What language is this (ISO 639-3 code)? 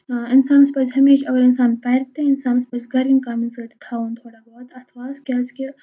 kas